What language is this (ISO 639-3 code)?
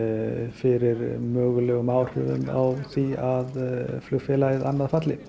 isl